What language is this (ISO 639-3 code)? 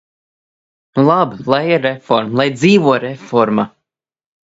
lav